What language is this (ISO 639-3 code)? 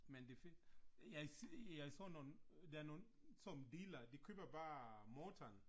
dan